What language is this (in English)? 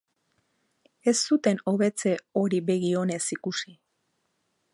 Basque